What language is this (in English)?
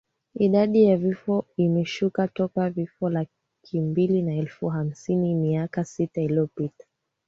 Swahili